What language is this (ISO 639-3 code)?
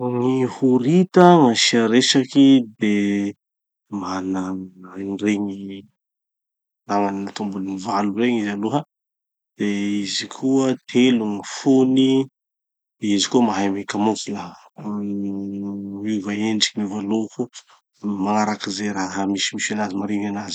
txy